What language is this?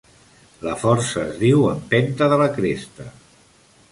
Catalan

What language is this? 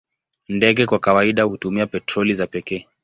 Swahili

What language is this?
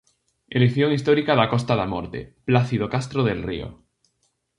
Galician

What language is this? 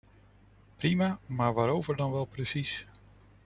Dutch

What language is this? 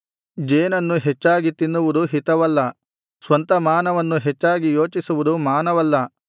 Kannada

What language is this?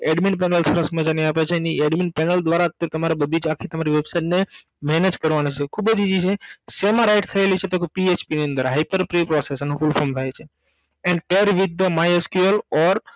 Gujarati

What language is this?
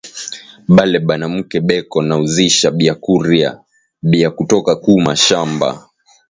Swahili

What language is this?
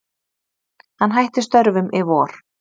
Icelandic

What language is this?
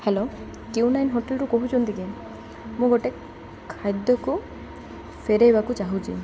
Odia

